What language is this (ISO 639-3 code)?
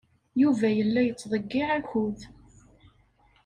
kab